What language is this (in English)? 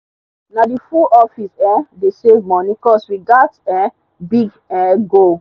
Nigerian Pidgin